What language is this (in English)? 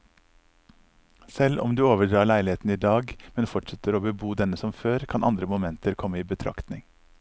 Norwegian